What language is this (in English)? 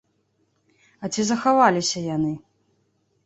Belarusian